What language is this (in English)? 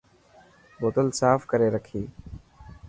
Dhatki